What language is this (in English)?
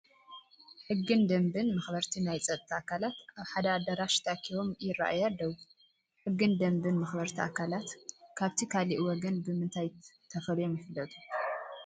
Tigrinya